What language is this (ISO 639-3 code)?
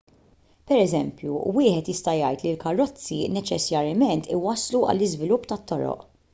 mlt